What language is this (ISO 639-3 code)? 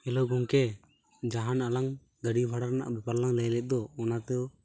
sat